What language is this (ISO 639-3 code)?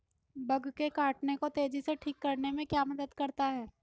hin